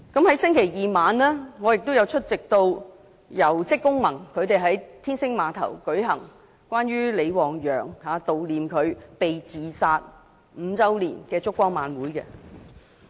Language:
Cantonese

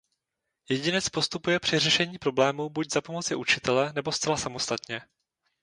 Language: Czech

